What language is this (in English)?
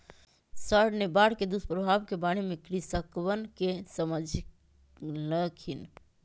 Magahi